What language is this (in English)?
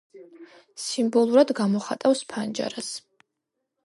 Georgian